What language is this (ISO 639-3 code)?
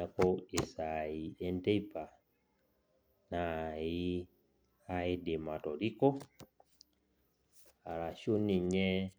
mas